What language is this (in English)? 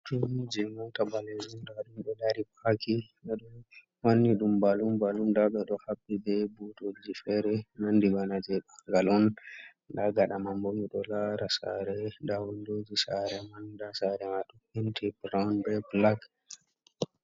Fula